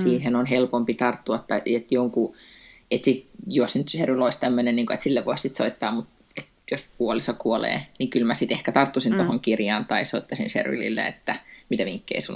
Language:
Finnish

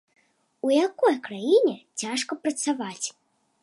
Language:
Belarusian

